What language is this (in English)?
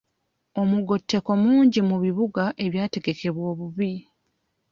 Ganda